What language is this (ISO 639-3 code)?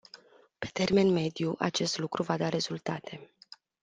ron